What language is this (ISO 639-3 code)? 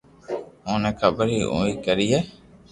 lrk